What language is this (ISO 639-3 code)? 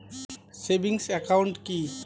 ben